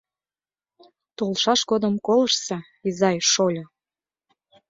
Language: Mari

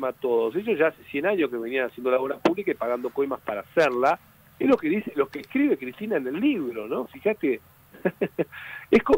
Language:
Spanish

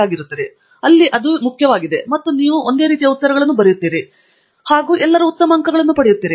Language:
Kannada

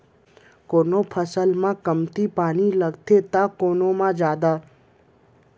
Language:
Chhattisgarhi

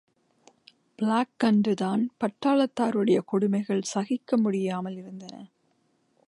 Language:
Tamil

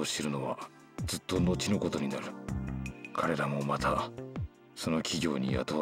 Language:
Japanese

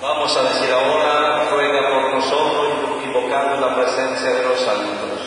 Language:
Spanish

